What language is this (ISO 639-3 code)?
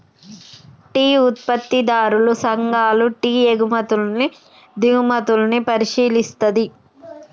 tel